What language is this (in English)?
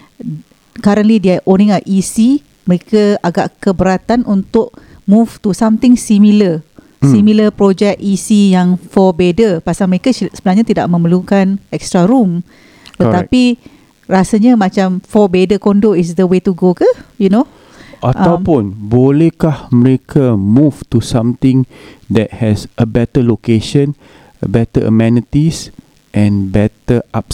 Malay